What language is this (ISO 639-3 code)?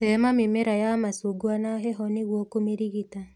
kik